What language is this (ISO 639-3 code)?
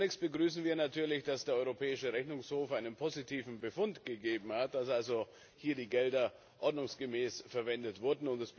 deu